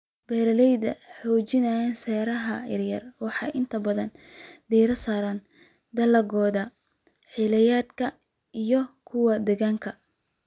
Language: Somali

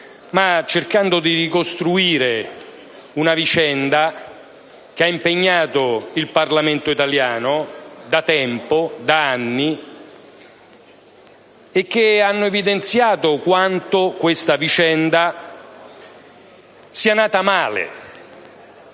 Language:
Italian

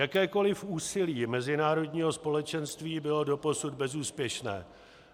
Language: Czech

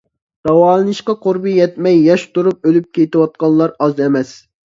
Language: Uyghur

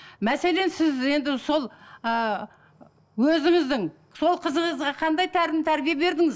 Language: Kazakh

